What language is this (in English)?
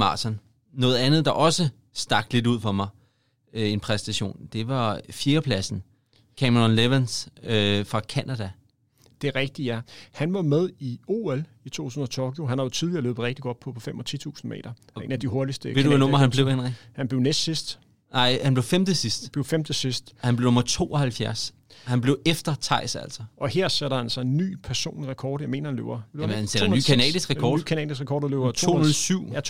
Danish